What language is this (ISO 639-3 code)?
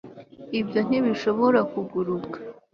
kin